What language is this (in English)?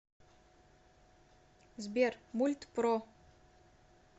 Russian